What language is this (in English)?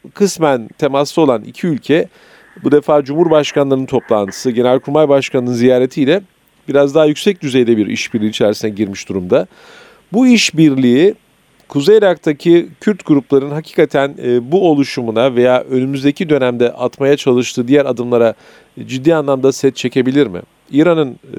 Turkish